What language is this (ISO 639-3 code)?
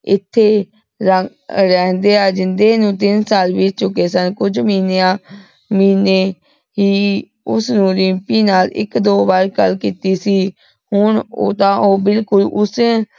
pan